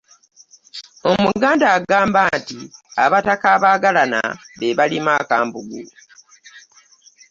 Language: Ganda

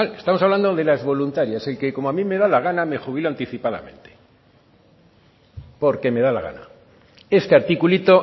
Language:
Spanish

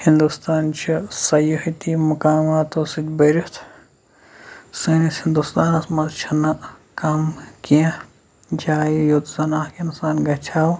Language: Kashmiri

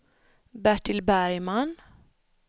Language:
Swedish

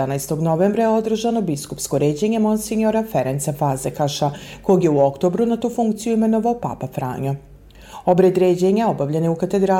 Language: Croatian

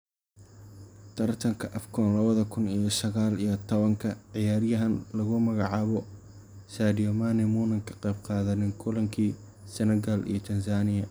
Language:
Somali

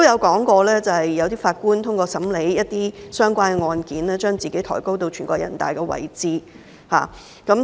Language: Cantonese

